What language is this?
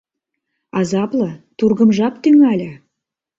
Mari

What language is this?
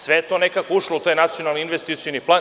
Serbian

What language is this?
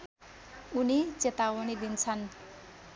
Nepali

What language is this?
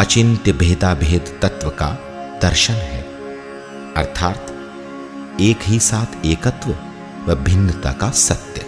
Hindi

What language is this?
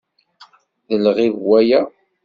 Kabyle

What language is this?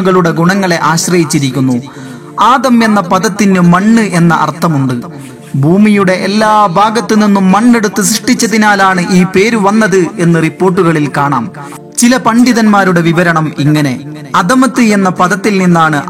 Malayalam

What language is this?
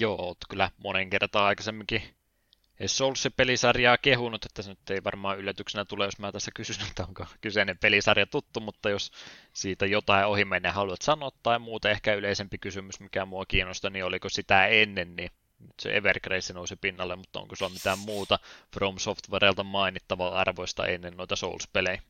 Finnish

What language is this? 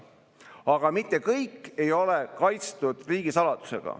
Estonian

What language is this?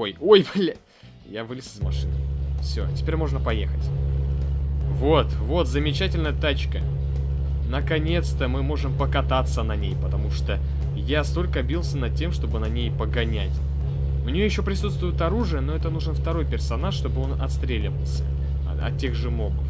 Russian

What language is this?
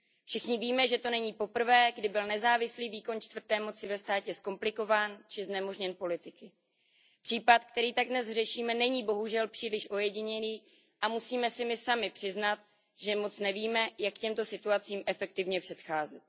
Czech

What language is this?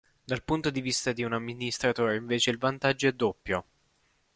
Italian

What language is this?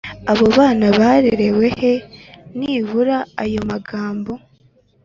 Kinyarwanda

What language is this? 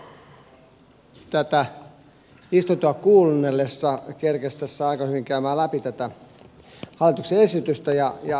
Finnish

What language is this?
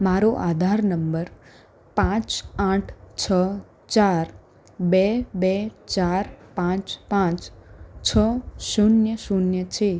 Gujarati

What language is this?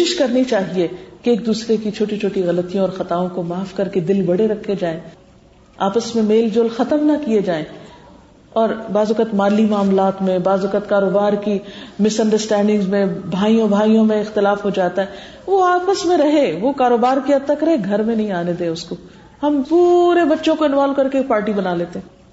Urdu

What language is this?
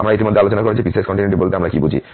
Bangla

